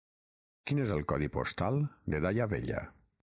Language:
Catalan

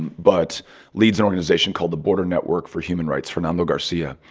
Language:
English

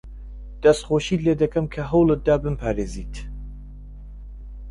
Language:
Central Kurdish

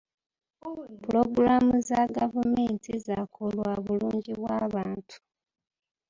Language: Ganda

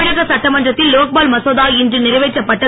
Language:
Tamil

